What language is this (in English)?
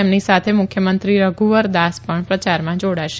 Gujarati